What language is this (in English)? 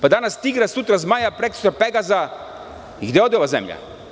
Serbian